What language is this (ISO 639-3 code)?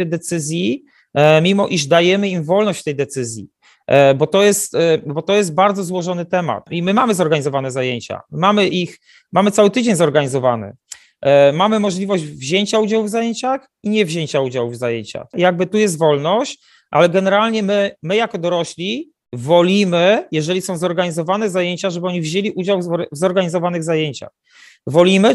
pol